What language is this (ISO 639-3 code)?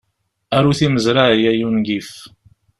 kab